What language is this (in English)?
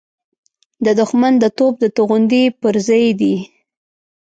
Pashto